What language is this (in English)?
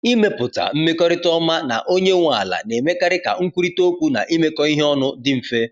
Igbo